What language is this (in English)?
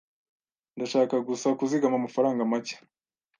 Kinyarwanda